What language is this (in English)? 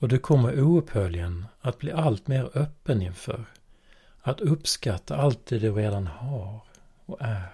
Swedish